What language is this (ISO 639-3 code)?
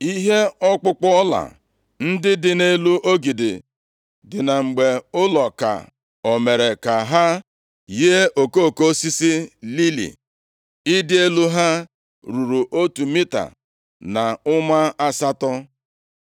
ibo